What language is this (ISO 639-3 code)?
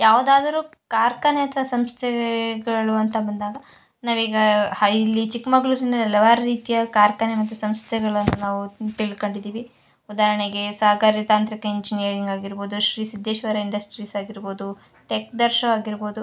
kan